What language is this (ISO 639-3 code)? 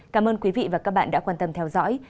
vie